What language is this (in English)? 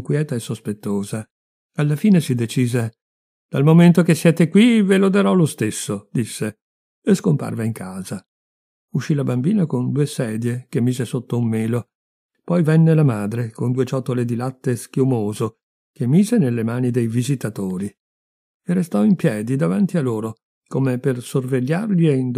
Italian